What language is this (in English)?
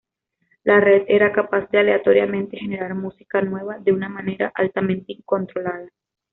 Spanish